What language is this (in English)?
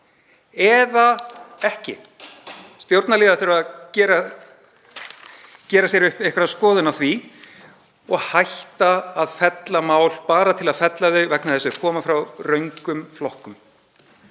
Icelandic